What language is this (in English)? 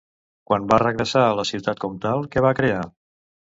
Catalan